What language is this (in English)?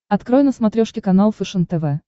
Russian